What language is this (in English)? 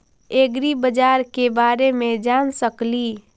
Magahi